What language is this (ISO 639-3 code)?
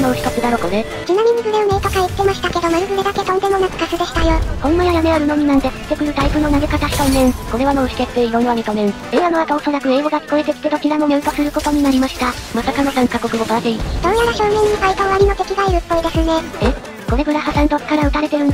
jpn